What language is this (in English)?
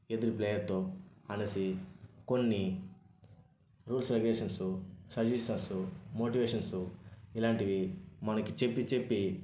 Telugu